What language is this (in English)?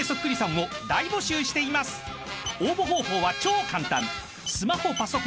Japanese